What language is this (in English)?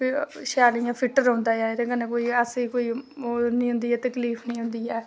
Dogri